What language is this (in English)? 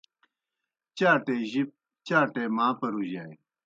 Kohistani Shina